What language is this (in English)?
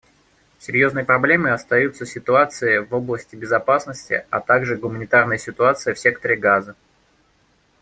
Russian